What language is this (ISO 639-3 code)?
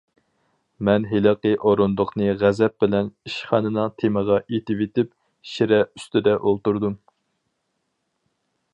uig